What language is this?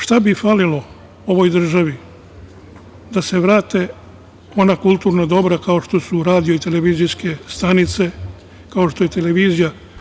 Serbian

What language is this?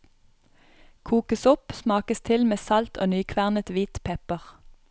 Norwegian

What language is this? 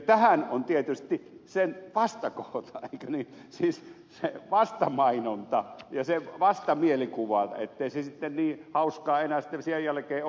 Finnish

